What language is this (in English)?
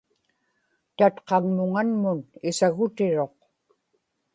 Inupiaq